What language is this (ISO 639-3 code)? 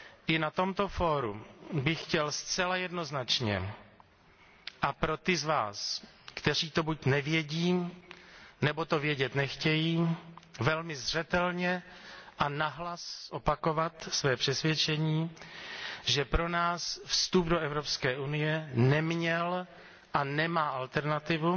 ces